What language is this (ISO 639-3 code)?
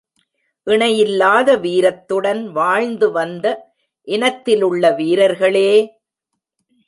tam